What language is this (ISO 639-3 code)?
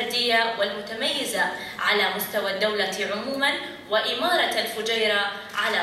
ara